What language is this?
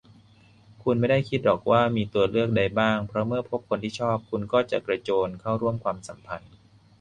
Thai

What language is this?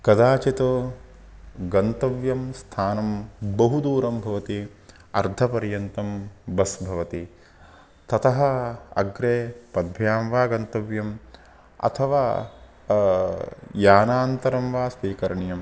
Sanskrit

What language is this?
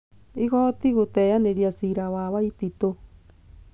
Kikuyu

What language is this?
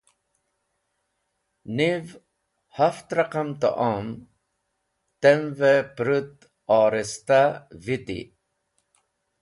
Wakhi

